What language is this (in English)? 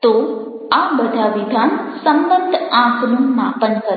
Gujarati